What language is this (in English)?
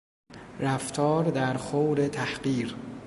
Persian